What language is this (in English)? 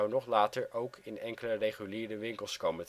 Dutch